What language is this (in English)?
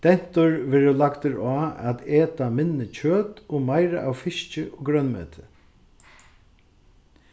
Faroese